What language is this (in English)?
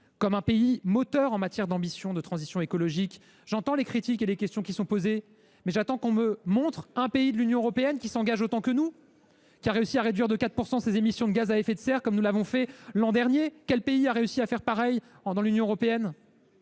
French